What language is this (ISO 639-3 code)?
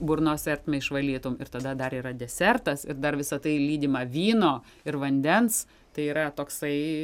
lit